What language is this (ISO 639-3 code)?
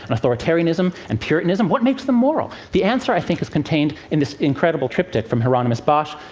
eng